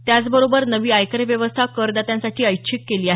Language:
Marathi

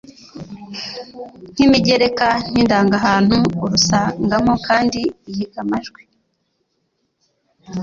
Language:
Kinyarwanda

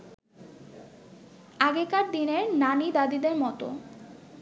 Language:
Bangla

